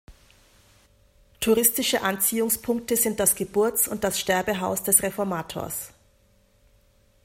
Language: German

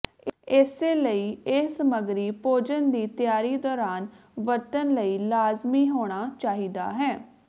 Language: Punjabi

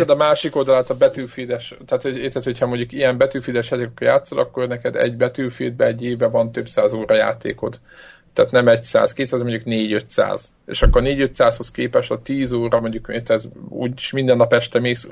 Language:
Hungarian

